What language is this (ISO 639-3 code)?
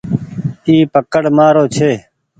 gig